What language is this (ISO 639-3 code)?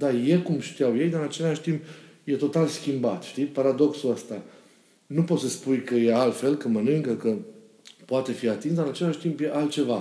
ron